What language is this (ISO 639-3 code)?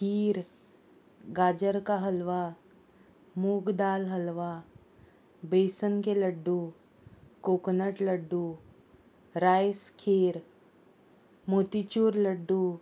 kok